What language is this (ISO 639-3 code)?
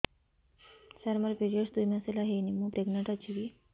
ori